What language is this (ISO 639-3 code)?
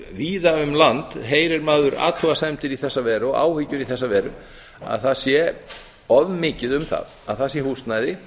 isl